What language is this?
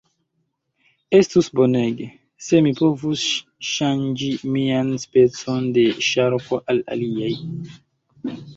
Esperanto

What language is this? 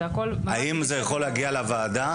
Hebrew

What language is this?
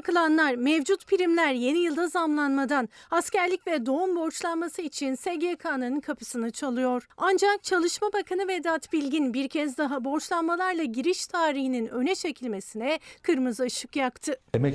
Turkish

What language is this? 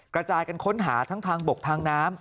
Thai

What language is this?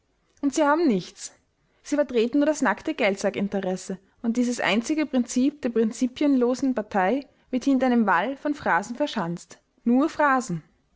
German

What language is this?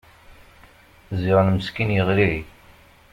Kabyle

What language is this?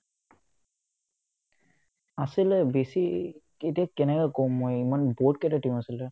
Assamese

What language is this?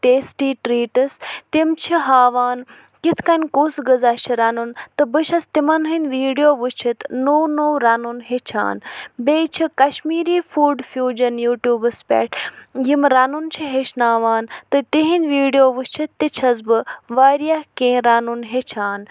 Kashmiri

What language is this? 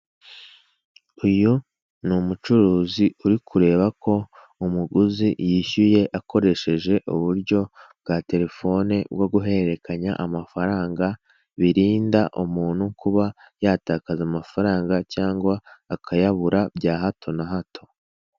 Kinyarwanda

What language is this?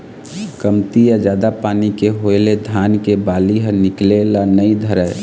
Chhattisgarhi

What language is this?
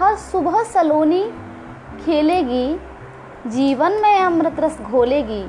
Hindi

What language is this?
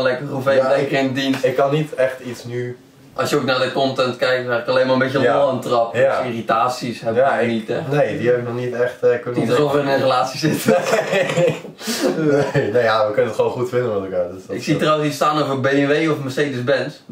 Dutch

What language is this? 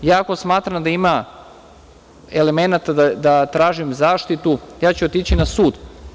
Serbian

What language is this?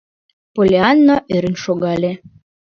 Mari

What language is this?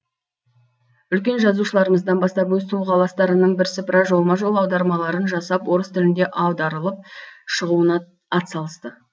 Kazakh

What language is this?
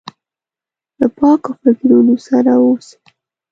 Pashto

